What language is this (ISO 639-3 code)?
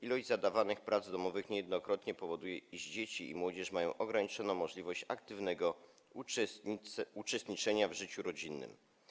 pol